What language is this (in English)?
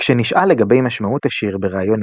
Hebrew